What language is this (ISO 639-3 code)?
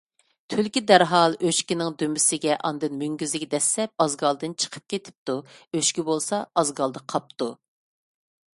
uig